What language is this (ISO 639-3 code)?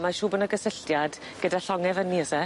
cym